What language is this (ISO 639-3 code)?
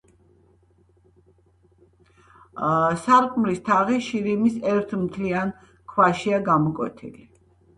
kat